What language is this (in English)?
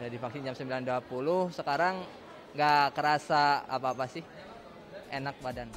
Indonesian